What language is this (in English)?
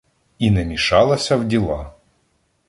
Ukrainian